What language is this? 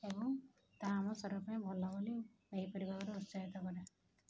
Odia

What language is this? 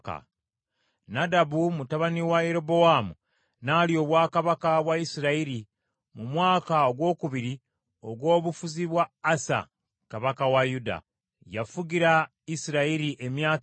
Ganda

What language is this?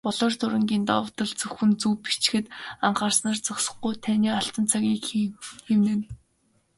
Mongolian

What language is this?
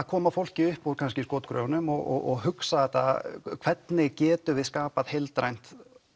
Icelandic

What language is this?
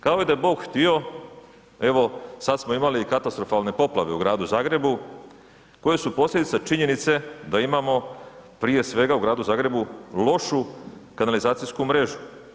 Croatian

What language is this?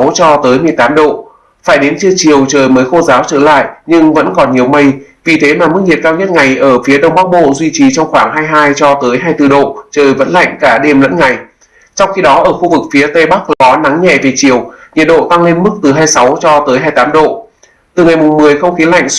Vietnamese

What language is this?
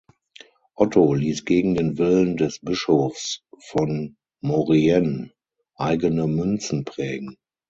German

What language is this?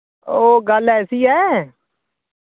Dogri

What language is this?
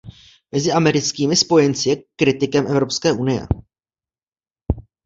Czech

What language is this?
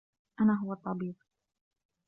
Arabic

